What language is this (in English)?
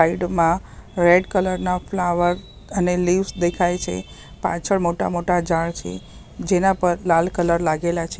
Gujarati